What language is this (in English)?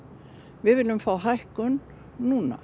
Icelandic